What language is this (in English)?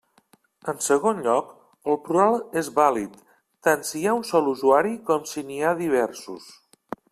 Catalan